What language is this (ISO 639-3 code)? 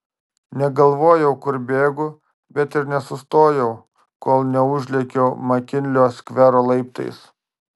lit